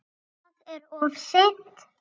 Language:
Icelandic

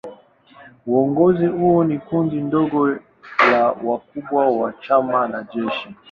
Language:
Swahili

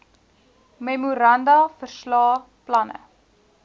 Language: Afrikaans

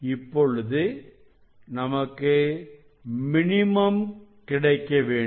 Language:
Tamil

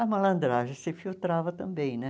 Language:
Portuguese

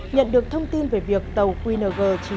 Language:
Vietnamese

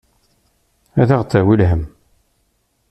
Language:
Kabyle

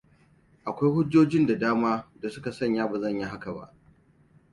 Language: Hausa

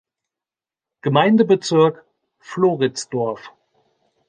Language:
German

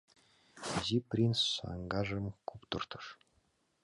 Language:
Mari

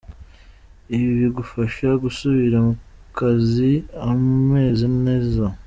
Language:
Kinyarwanda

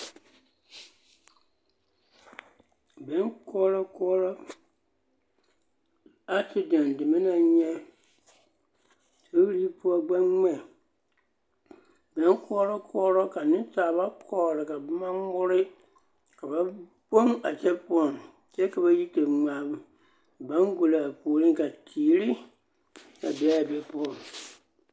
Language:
Southern Dagaare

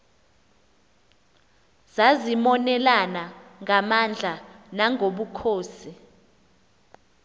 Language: Xhosa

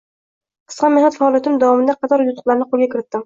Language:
Uzbek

